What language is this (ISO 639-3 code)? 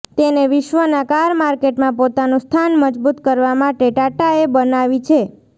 guj